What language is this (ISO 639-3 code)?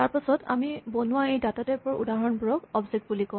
asm